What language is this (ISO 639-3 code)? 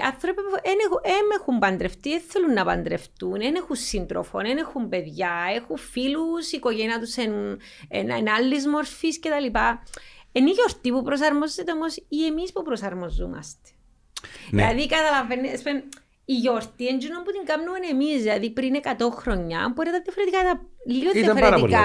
ell